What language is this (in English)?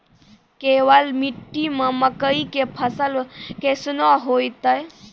Maithili